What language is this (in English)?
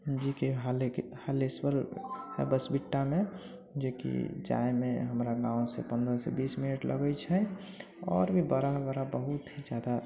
Maithili